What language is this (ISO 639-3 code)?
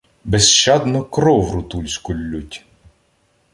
ukr